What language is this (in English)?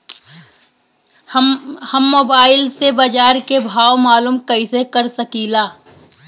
Bhojpuri